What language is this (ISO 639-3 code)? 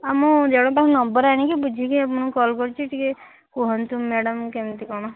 ori